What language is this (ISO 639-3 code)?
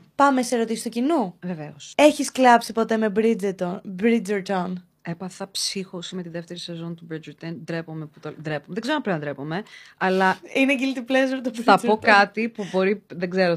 ell